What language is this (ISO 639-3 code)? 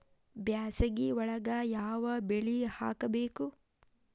kan